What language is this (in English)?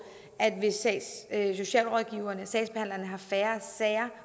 Danish